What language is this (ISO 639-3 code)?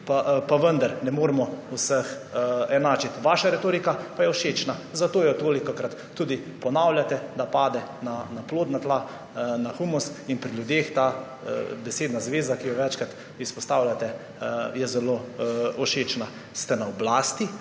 slv